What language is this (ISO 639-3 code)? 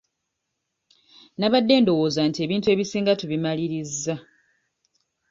lug